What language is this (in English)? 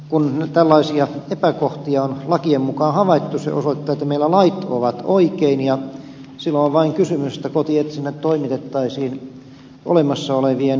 Finnish